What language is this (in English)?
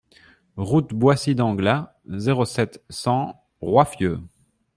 French